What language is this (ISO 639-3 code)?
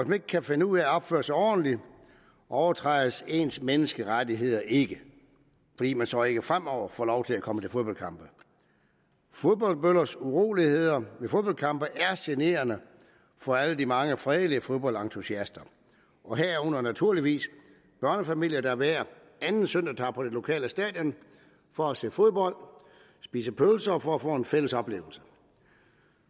dan